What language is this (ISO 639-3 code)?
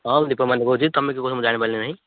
ori